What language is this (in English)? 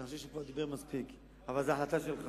Hebrew